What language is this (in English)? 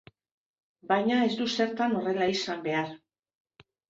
Basque